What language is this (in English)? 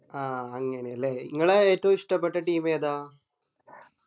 Malayalam